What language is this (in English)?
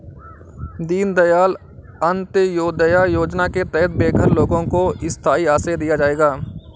Hindi